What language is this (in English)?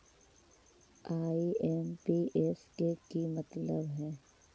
Magahi